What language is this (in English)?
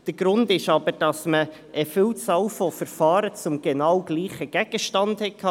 Swiss German